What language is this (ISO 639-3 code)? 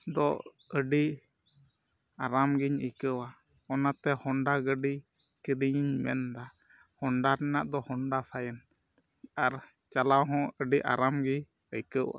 sat